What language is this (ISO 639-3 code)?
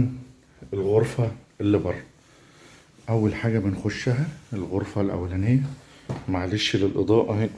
ara